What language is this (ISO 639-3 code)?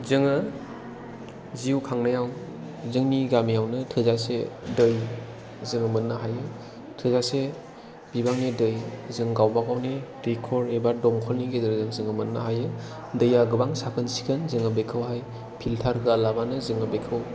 brx